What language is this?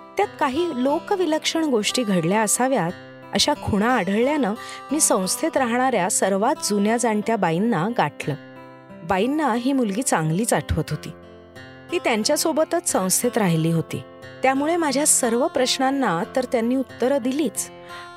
Marathi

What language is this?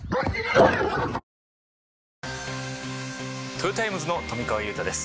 Japanese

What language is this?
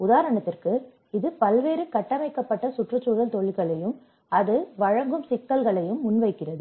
Tamil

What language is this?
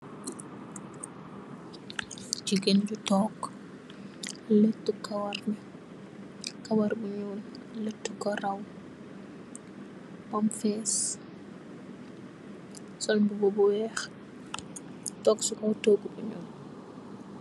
Wolof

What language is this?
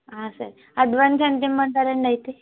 Telugu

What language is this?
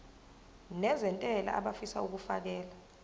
Zulu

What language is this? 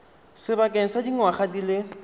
Tswana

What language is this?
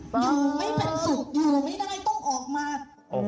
Thai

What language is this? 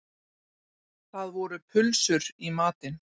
Icelandic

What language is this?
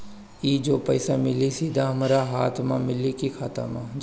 Bhojpuri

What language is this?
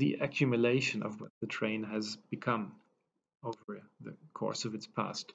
English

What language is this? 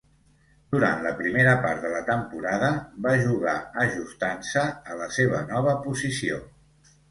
Catalan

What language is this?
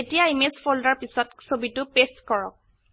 Assamese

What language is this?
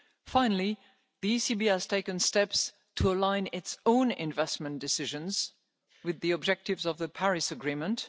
English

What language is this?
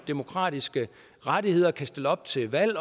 Danish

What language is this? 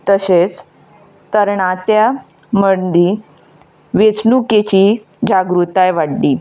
Konkani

